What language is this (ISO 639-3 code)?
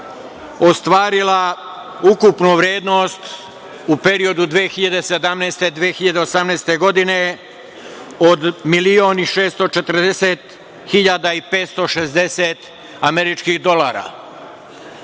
srp